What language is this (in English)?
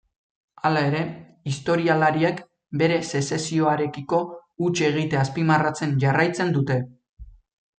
Basque